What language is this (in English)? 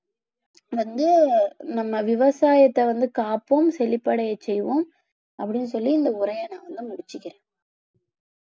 Tamil